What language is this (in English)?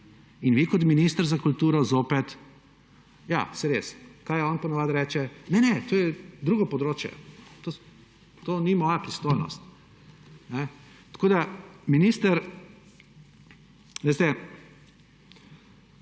Slovenian